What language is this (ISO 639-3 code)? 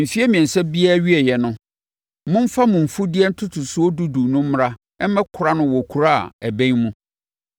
aka